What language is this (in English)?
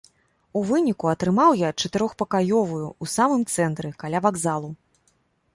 Belarusian